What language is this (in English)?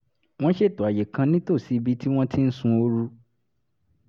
Yoruba